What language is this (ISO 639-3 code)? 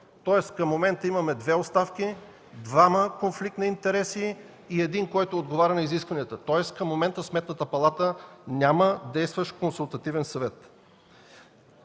bul